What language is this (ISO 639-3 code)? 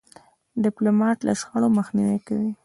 pus